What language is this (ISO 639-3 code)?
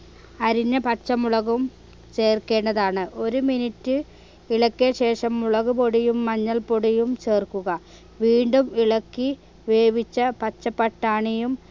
mal